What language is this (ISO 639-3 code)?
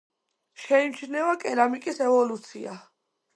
kat